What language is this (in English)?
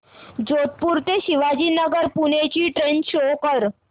Marathi